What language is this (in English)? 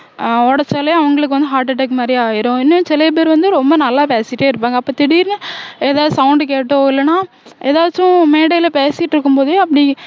Tamil